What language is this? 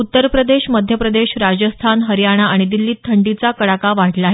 Marathi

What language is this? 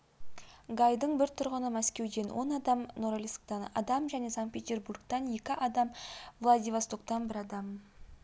Kazakh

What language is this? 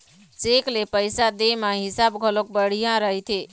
Chhattisgarhi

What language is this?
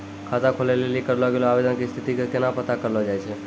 Maithili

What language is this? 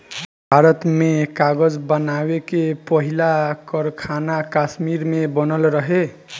Bhojpuri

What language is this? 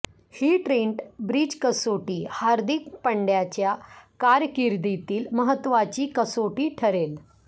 Marathi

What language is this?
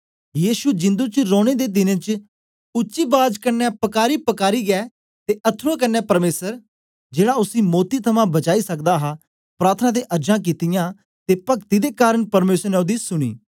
Dogri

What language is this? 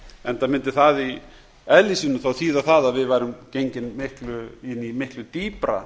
Icelandic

